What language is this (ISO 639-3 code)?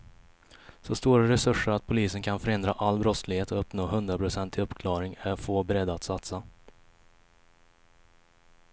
swe